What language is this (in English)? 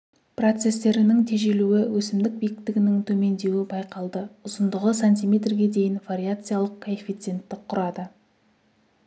Kazakh